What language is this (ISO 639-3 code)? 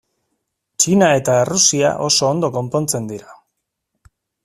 eus